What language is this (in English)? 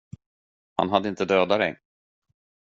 Swedish